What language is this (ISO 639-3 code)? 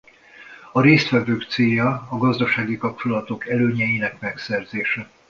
hun